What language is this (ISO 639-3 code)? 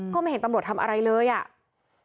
tha